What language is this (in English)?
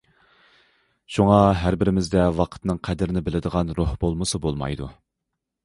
Uyghur